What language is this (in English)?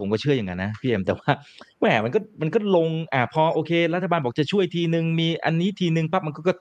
Thai